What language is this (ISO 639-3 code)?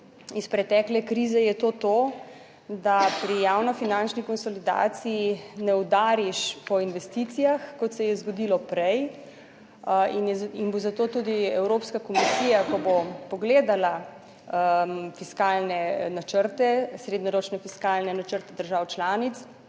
slv